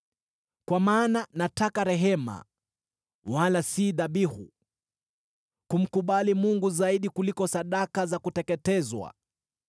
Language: Swahili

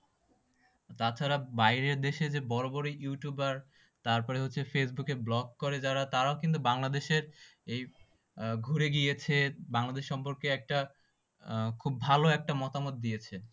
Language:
Bangla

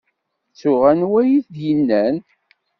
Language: Kabyle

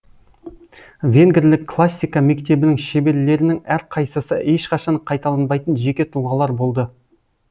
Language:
Kazakh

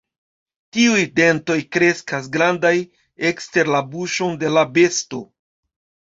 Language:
Esperanto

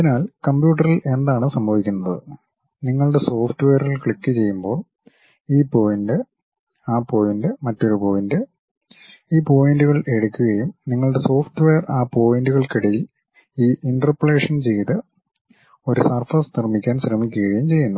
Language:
Malayalam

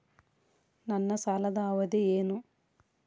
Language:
Kannada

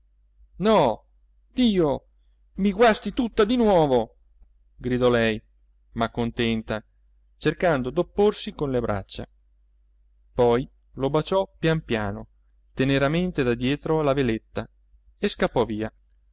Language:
Italian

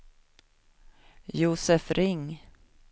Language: Swedish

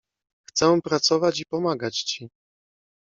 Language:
Polish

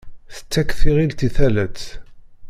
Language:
Kabyle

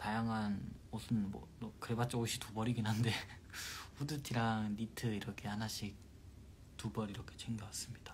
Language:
Korean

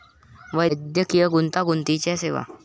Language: Marathi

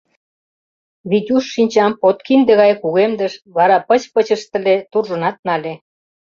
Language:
Mari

